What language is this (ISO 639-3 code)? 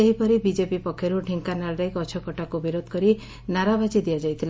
ori